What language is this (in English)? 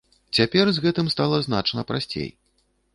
Belarusian